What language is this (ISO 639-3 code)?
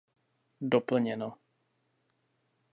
ces